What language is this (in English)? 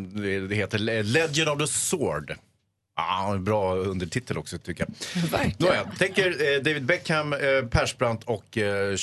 Swedish